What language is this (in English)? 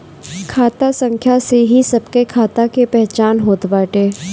Bhojpuri